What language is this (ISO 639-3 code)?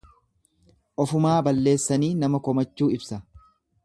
orm